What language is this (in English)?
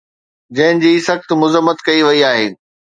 Sindhi